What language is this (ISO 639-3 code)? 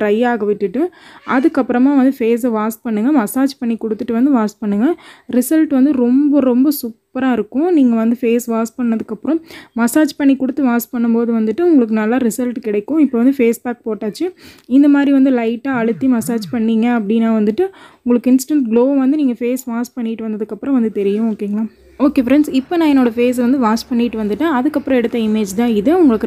hin